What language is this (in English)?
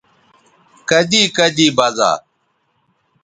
Bateri